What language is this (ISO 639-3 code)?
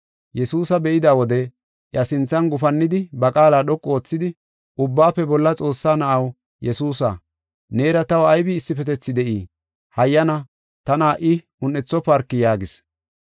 gof